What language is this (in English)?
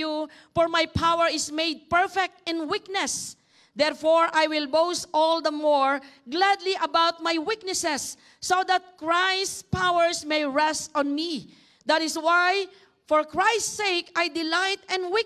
English